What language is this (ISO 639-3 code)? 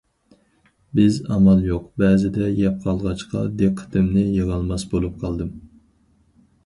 uig